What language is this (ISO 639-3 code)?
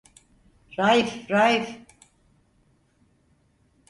tur